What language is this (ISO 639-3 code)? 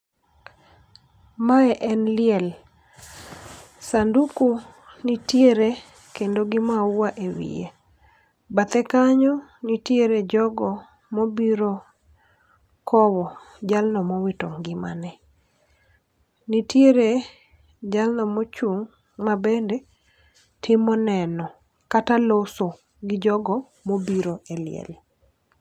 luo